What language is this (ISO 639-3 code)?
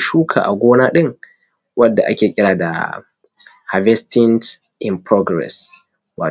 hau